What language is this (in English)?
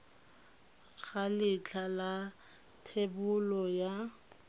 Tswana